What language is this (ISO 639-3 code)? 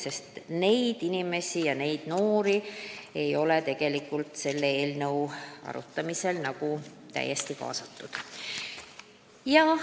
est